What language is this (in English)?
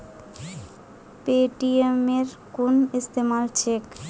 Magahi